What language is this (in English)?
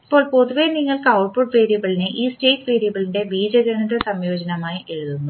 Malayalam